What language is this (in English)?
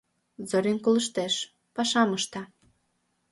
Mari